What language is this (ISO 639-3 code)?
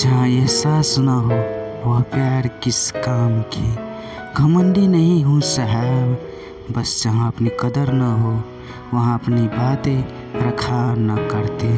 hin